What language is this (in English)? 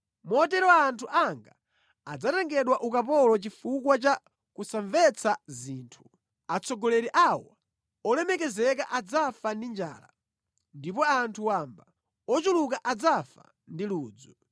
Nyanja